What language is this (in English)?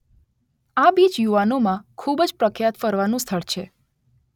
Gujarati